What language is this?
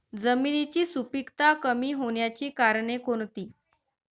Marathi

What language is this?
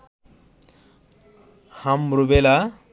Bangla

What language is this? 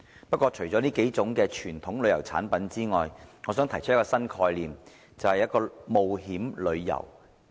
Cantonese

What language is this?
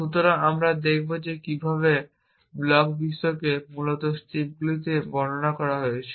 Bangla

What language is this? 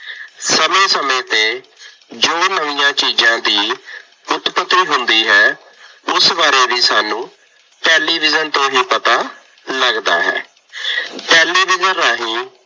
Punjabi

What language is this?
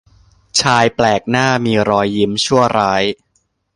Thai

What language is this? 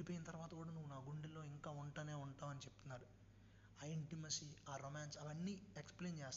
Telugu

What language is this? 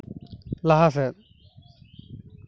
Santali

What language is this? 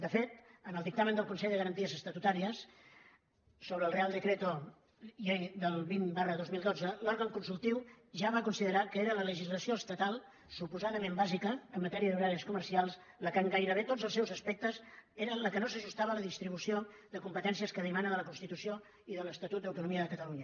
Catalan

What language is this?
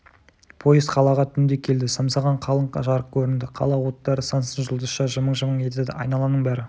Kazakh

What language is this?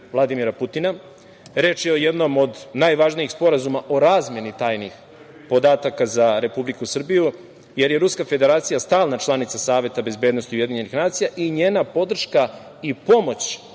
Serbian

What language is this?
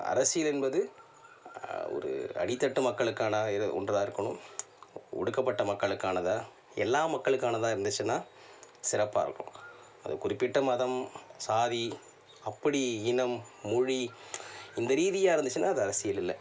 Tamil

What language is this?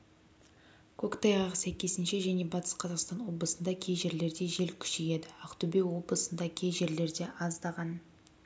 Kazakh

